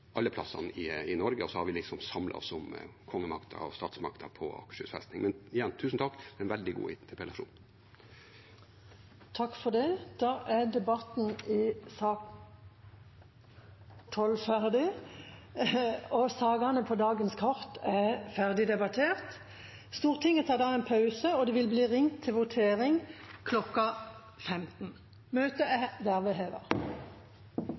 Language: Norwegian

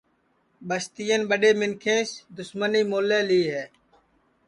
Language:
Sansi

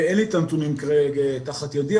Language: Hebrew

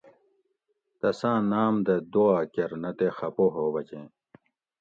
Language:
Gawri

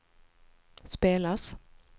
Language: Swedish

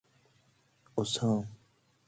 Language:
Persian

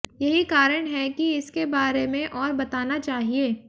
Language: Hindi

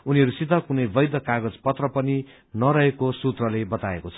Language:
Nepali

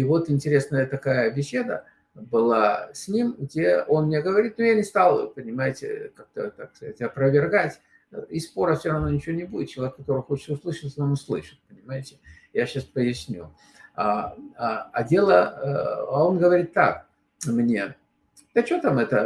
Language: Russian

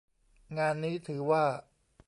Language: Thai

